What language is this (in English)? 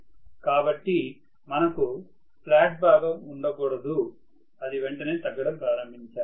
Telugu